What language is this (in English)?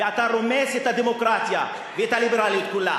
Hebrew